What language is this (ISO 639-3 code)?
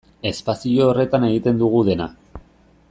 eus